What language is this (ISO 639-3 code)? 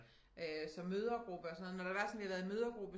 dan